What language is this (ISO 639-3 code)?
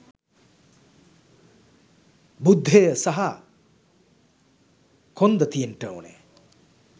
sin